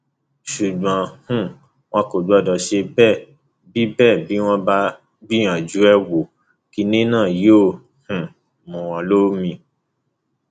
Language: Yoruba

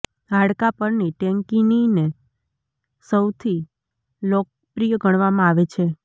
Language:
Gujarati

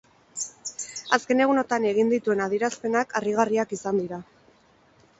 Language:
Basque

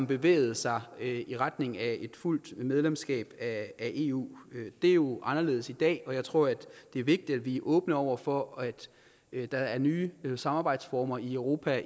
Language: Danish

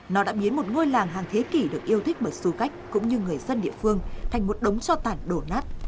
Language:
Vietnamese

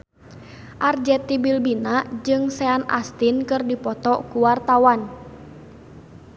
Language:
Sundanese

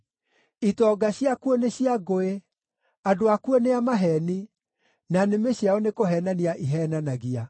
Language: Kikuyu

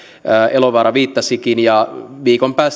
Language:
Finnish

